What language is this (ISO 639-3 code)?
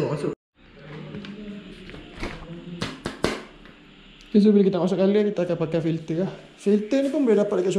msa